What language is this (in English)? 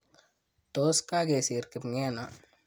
Kalenjin